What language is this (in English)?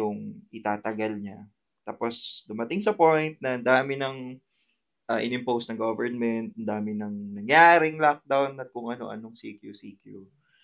Filipino